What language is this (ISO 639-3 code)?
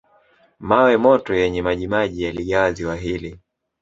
swa